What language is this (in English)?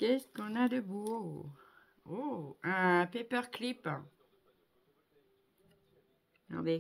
French